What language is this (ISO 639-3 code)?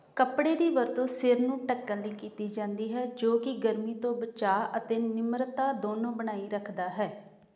pan